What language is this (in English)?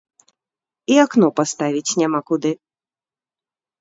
Belarusian